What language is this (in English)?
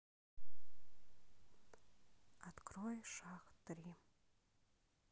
Russian